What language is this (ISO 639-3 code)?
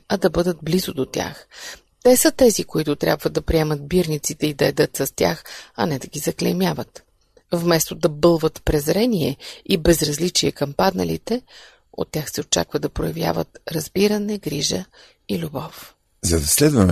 bul